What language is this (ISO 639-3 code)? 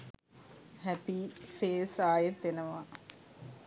sin